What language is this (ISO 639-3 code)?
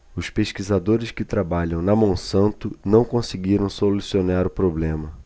por